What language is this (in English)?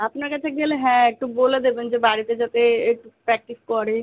Bangla